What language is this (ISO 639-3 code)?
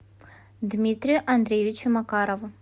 rus